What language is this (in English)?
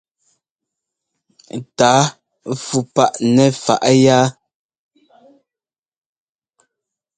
Ngomba